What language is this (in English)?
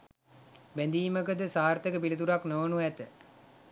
Sinhala